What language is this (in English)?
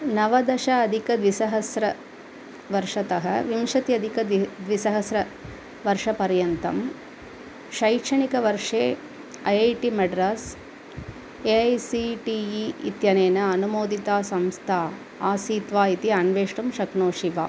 Sanskrit